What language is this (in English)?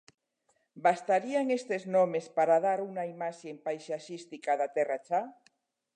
Galician